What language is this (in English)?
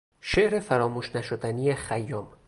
Persian